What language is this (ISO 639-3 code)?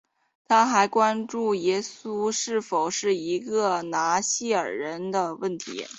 zho